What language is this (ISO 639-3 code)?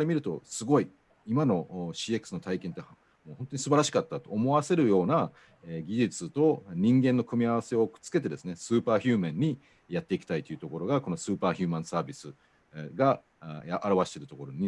jpn